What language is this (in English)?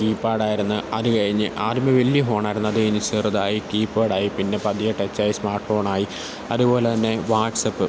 Malayalam